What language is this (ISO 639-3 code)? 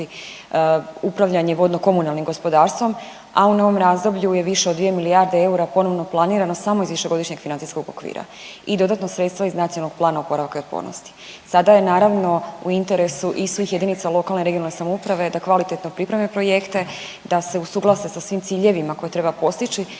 hrv